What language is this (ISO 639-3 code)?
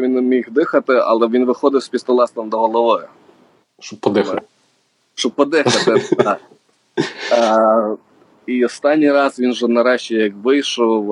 ukr